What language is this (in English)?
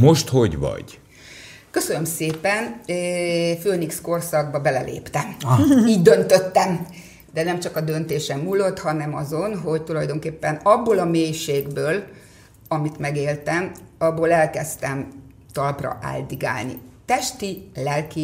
Hungarian